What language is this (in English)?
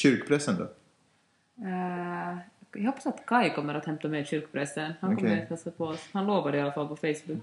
Swedish